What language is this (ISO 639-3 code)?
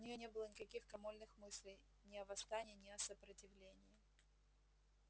rus